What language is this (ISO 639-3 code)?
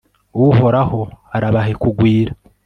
kin